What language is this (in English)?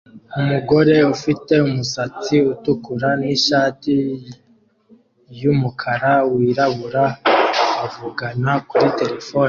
Kinyarwanda